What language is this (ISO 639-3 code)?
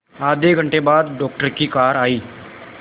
hin